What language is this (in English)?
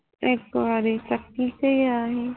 Punjabi